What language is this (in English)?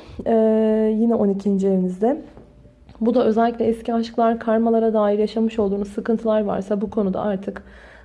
Turkish